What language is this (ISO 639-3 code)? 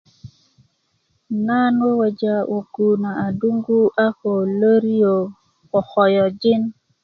ukv